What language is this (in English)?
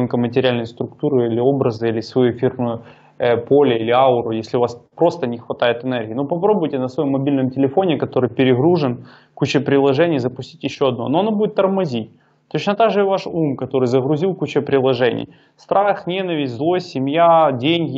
Russian